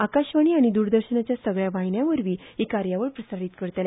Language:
Konkani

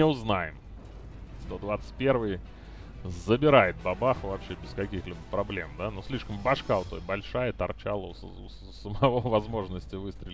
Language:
Russian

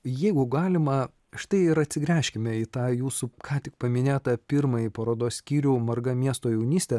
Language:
Lithuanian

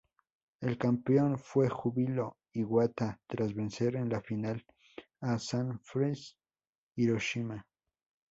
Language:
Spanish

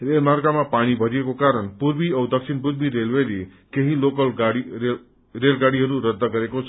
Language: Nepali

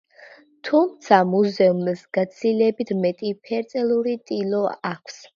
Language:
Georgian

